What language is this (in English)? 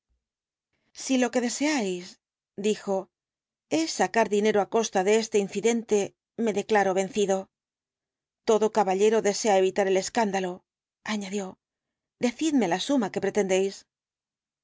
Spanish